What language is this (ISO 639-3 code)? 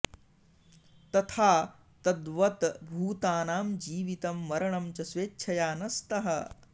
san